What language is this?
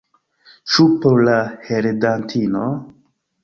Esperanto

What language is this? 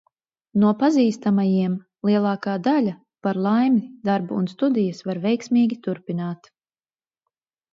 Latvian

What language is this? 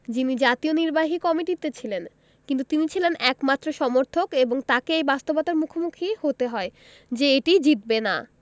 Bangla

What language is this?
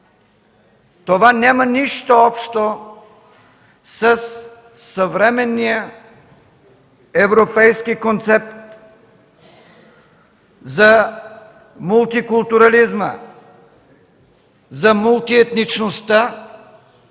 Bulgarian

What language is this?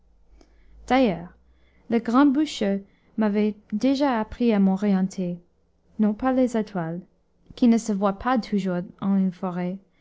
French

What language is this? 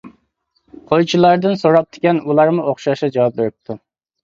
Uyghur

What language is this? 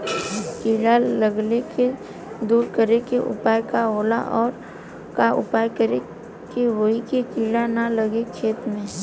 Bhojpuri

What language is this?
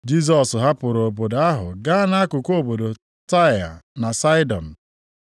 Igbo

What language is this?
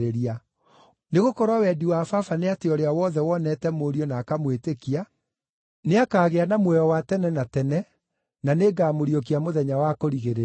Kikuyu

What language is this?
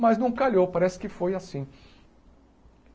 Portuguese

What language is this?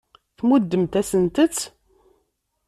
Kabyle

